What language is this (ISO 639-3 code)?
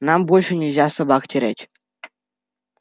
rus